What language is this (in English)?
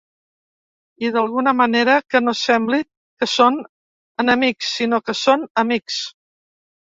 Catalan